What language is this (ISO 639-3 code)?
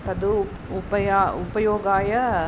san